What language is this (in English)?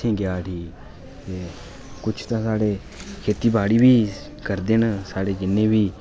Dogri